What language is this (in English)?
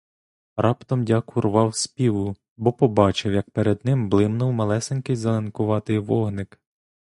Ukrainian